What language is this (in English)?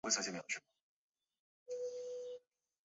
Chinese